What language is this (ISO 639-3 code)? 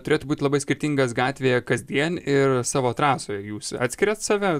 lit